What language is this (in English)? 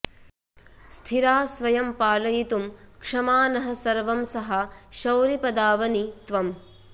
Sanskrit